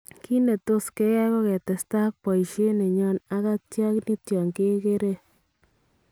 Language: Kalenjin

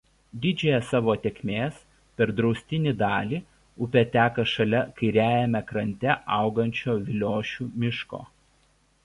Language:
Lithuanian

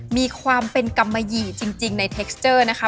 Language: Thai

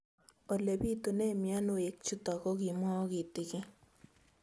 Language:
Kalenjin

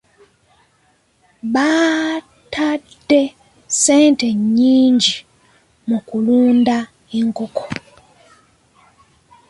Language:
Ganda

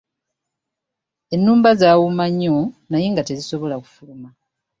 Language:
Ganda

